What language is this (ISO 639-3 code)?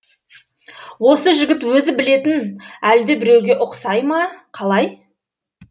kaz